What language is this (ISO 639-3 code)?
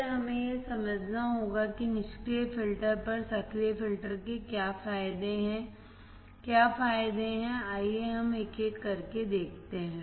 hin